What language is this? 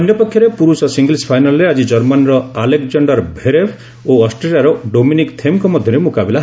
Odia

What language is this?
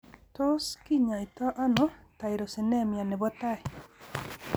Kalenjin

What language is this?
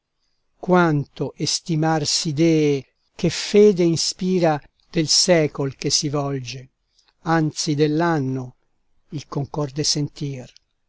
Italian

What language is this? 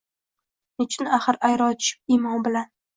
Uzbek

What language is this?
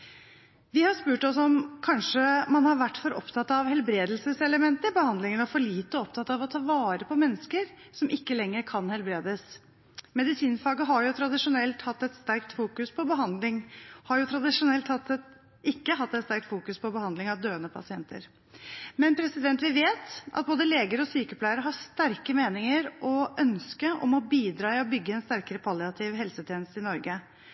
Norwegian Bokmål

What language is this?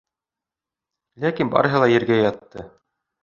Bashkir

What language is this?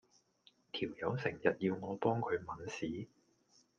Cantonese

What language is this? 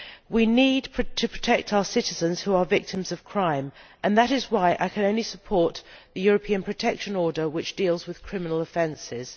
English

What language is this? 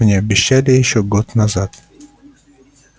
Russian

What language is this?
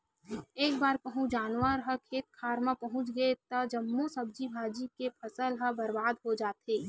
Chhattisgarhi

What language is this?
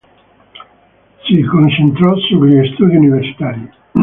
Italian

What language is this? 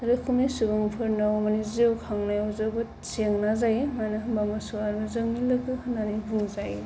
Bodo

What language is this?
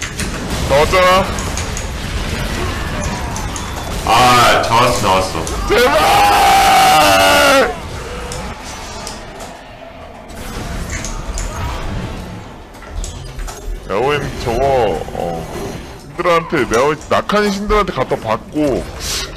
Korean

